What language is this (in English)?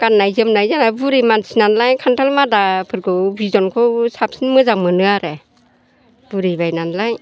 Bodo